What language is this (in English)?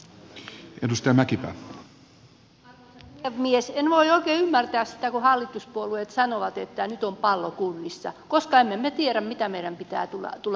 Finnish